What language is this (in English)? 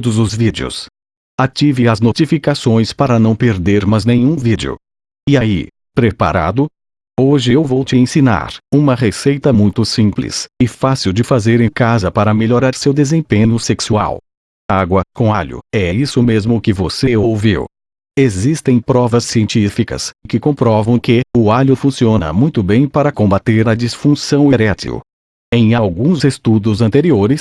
Portuguese